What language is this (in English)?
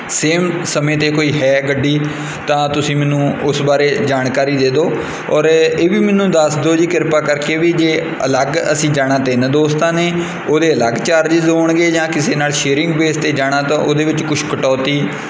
Punjabi